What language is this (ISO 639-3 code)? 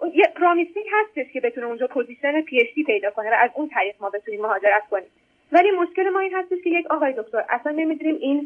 fas